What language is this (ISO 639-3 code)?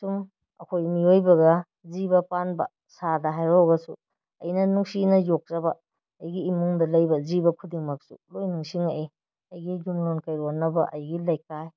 mni